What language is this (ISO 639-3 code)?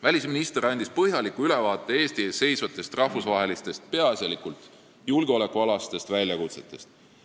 est